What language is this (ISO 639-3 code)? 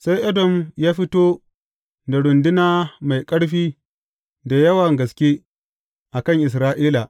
hau